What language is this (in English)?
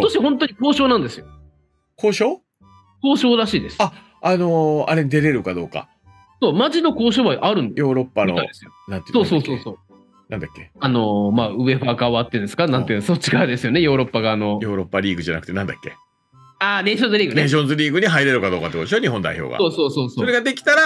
Japanese